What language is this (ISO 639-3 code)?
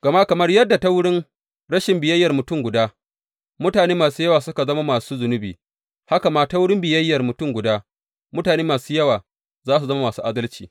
hau